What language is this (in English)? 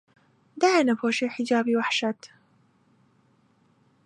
Central Kurdish